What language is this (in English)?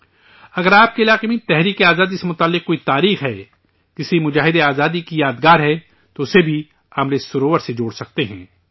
Urdu